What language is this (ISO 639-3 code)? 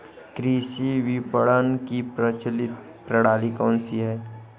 hin